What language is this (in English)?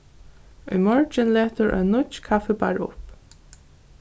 Faroese